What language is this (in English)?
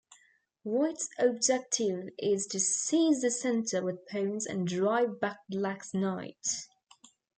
English